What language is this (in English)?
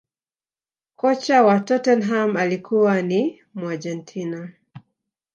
Swahili